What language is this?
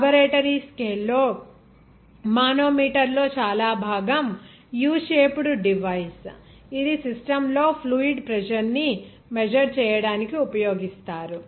Telugu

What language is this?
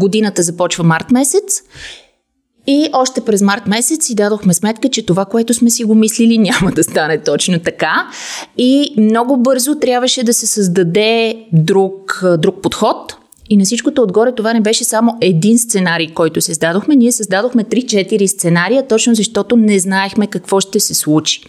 Bulgarian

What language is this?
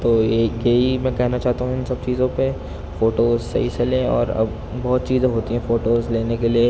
Urdu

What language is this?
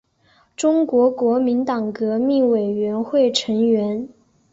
Chinese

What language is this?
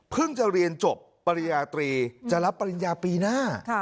Thai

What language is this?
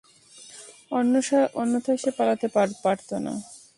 Bangla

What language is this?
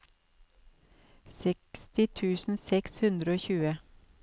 Norwegian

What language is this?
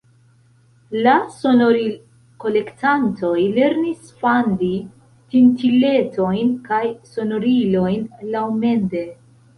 Esperanto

